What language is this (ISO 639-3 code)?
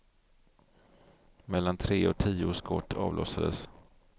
swe